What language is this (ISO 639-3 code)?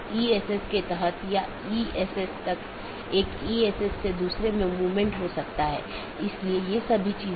hin